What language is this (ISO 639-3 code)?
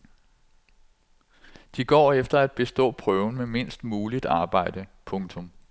dan